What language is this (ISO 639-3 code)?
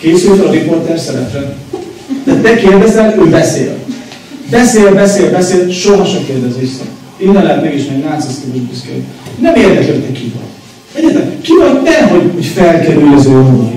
hun